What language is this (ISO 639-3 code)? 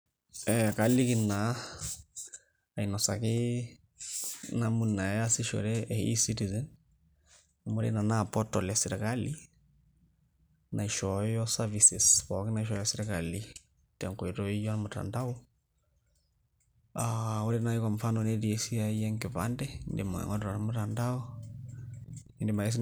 mas